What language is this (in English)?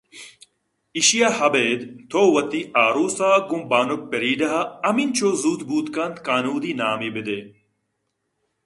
Eastern Balochi